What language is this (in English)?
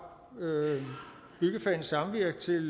Danish